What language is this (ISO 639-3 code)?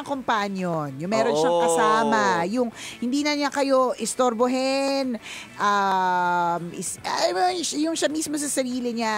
fil